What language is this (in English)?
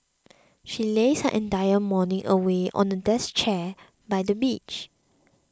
English